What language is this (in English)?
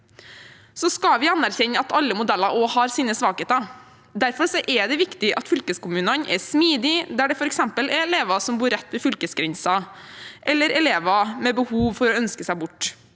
Norwegian